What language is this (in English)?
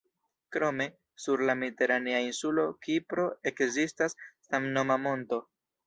Esperanto